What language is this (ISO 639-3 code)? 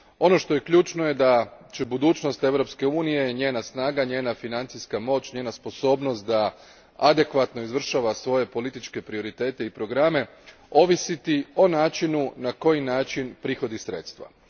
hrv